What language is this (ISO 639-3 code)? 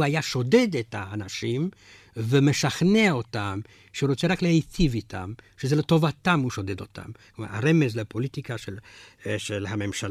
heb